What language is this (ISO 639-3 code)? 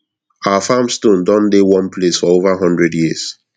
pcm